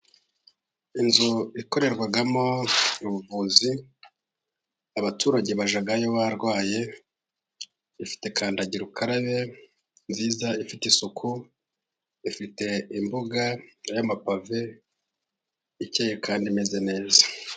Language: Kinyarwanda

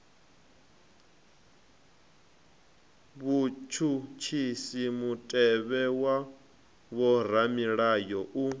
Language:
Venda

